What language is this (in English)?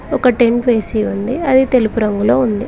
Telugu